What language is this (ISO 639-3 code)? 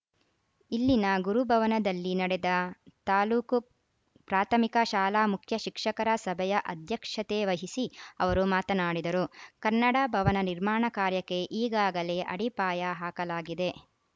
kan